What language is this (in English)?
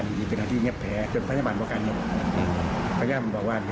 Thai